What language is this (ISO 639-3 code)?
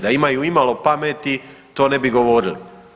hrv